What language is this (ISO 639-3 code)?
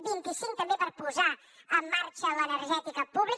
cat